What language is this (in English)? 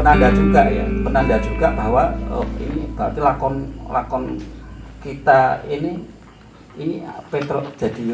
Indonesian